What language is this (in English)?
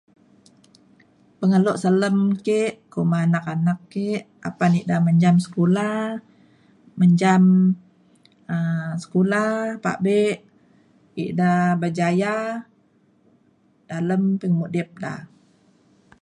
Mainstream Kenyah